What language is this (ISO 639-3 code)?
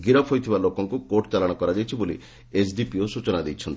ori